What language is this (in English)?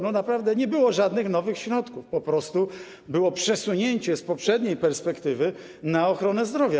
Polish